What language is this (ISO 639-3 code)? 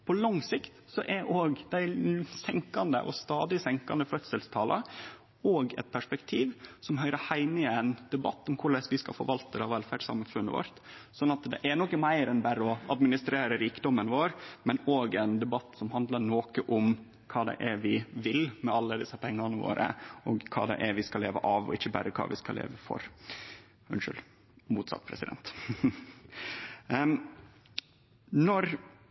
nno